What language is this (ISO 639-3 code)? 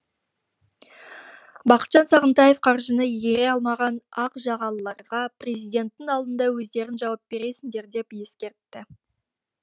kaz